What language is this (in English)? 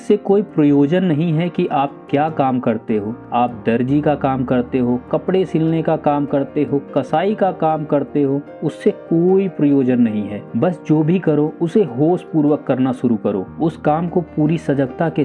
Hindi